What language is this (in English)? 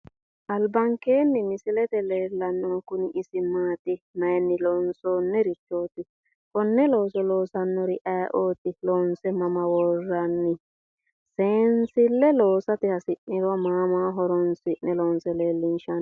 Sidamo